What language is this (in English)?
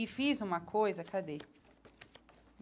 Portuguese